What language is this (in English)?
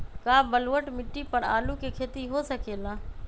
Magahi